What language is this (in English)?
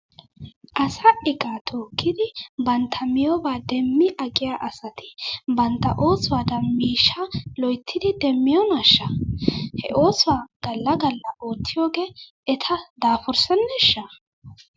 Wolaytta